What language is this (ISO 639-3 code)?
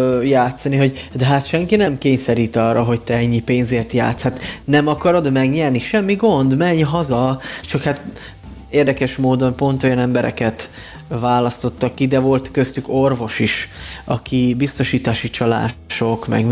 hun